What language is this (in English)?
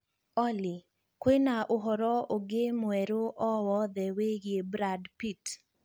Kikuyu